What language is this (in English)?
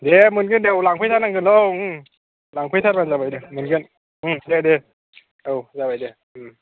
Bodo